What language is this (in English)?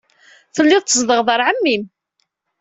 Kabyle